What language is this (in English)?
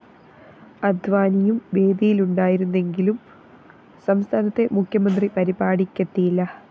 Malayalam